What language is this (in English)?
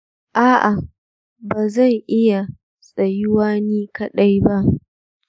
Hausa